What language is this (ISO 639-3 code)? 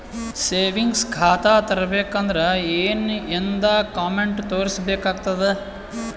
kan